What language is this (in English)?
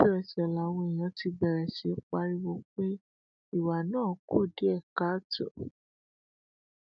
Yoruba